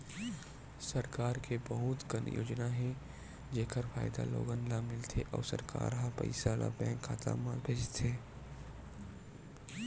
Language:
Chhattisgarhi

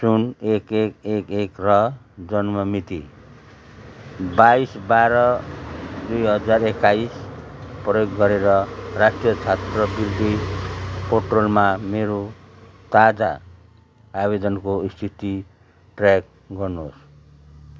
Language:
Nepali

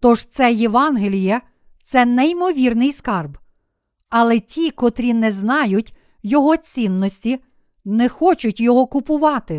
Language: Ukrainian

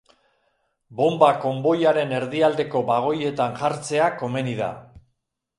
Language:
Basque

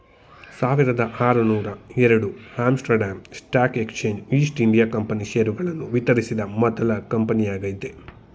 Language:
Kannada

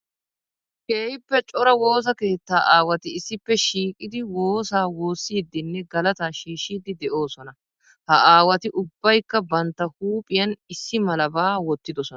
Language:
Wolaytta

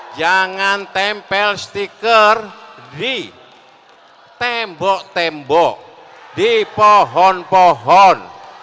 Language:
Indonesian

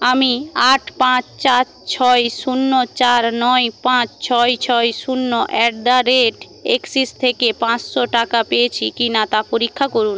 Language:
Bangla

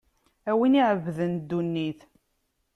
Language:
Kabyle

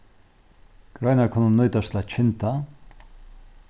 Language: Faroese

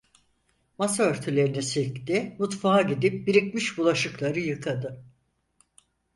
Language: Turkish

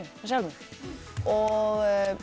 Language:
Icelandic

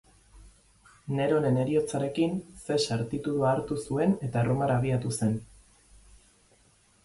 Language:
Basque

